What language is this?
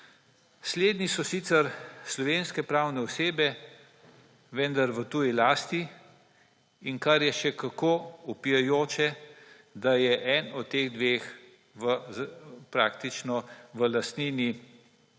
Slovenian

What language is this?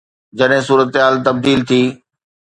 Sindhi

